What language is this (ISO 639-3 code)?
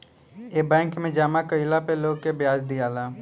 bho